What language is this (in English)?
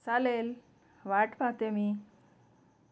Marathi